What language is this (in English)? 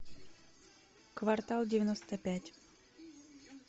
Russian